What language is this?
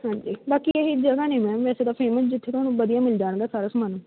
Punjabi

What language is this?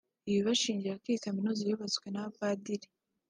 Kinyarwanda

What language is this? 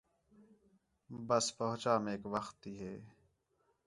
Khetrani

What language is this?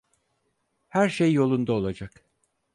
Turkish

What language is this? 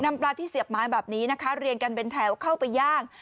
Thai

